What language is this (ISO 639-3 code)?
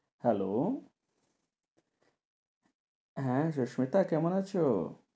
ben